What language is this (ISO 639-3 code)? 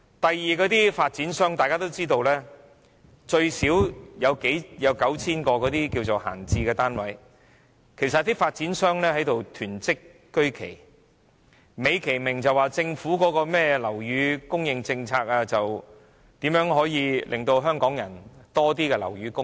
yue